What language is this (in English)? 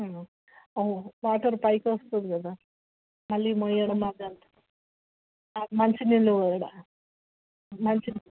Telugu